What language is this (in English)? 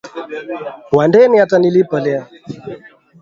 Swahili